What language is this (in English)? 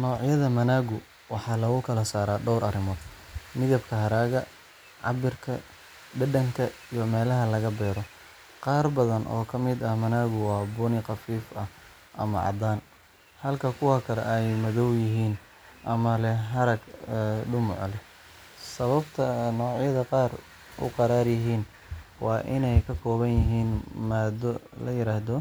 Somali